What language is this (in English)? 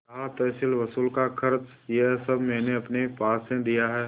Hindi